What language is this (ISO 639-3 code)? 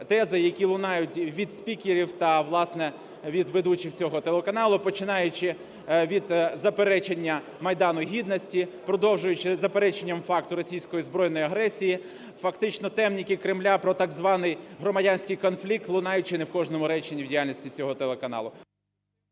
ukr